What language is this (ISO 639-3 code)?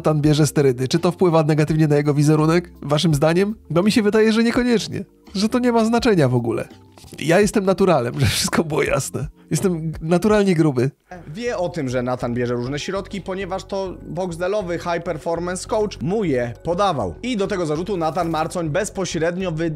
pol